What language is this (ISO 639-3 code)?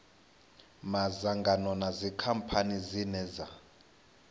ven